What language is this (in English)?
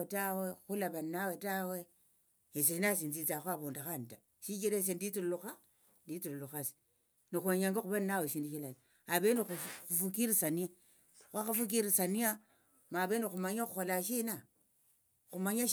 Tsotso